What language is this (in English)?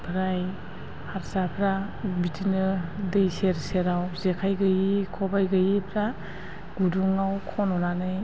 Bodo